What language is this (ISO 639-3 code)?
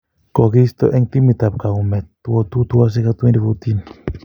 kln